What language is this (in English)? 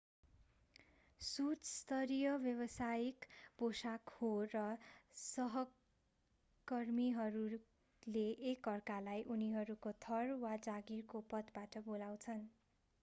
Nepali